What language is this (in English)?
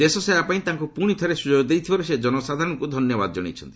Odia